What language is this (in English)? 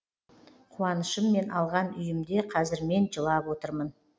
Kazakh